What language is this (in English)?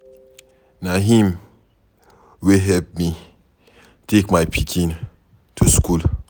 Nigerian Pidgin